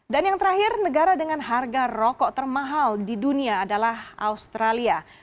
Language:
Indonesian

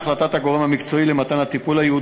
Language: Hebrew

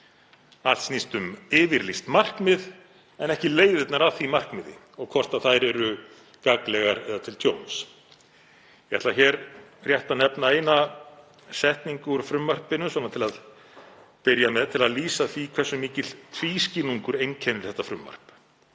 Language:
Icelandic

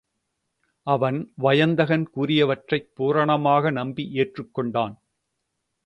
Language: Tamil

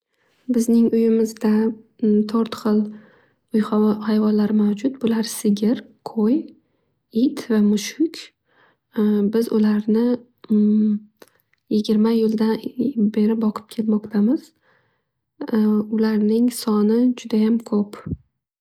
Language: Uzbek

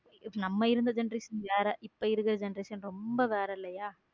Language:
Tamil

